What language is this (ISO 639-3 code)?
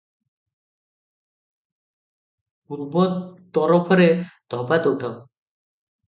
ori